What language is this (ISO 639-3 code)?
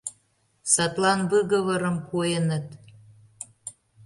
chm